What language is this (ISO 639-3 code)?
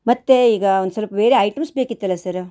kan